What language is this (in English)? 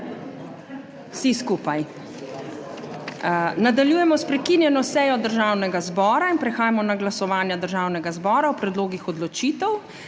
Slovenian